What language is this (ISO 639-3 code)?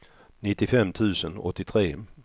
swe